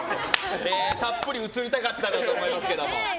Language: Japanese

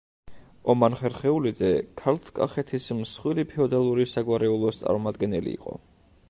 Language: Georgian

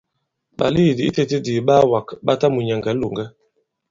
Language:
Bankon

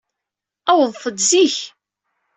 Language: Kabyle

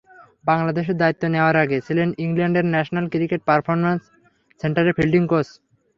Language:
Bangla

